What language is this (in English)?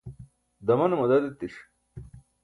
Burushaski